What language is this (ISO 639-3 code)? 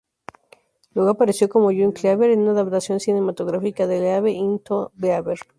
spa